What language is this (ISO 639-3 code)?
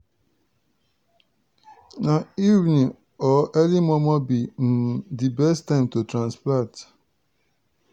pcm